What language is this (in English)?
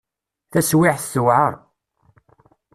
Kabyle